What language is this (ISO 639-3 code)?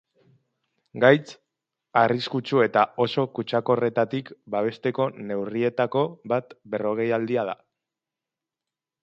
eus